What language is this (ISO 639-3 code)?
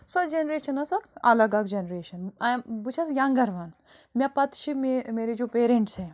kas